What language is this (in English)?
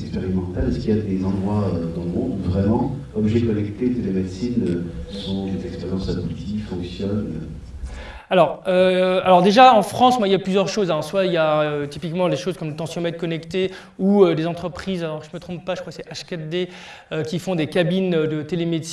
French